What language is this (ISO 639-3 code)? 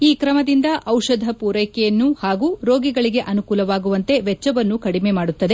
kan